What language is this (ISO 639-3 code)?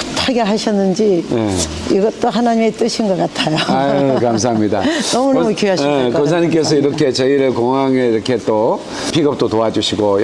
kor